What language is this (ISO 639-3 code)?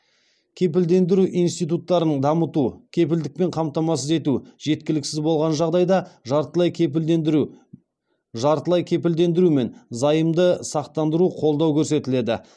kaz